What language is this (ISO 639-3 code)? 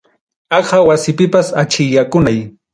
quy